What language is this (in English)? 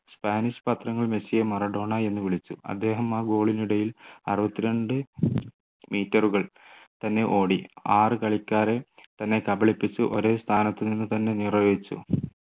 Malayalam